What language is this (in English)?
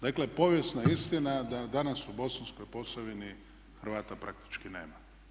Croatian